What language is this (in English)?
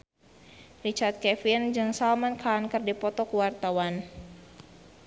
Sundanese